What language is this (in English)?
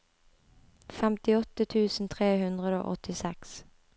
Norwegian